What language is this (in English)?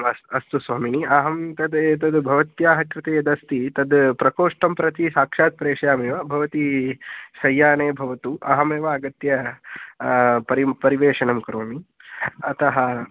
Sanskrit